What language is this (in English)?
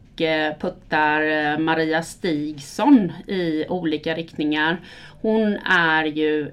Swedish